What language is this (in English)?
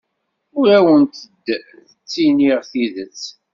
Kabyle